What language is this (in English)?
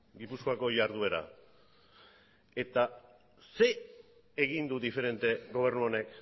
Basque